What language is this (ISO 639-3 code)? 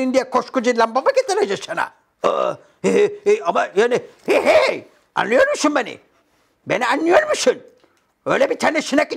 tur